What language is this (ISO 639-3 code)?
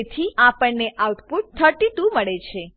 guj